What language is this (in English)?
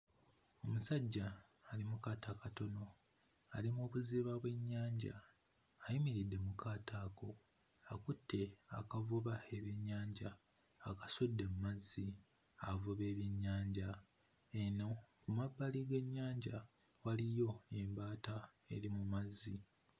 Ganda